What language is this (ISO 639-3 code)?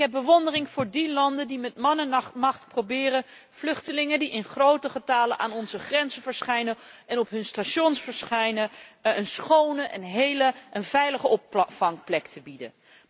nld